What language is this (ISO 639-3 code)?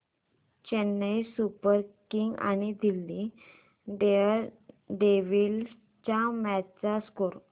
mar